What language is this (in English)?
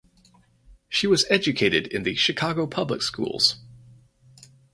English